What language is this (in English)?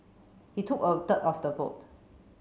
English